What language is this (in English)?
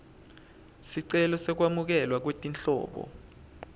Swati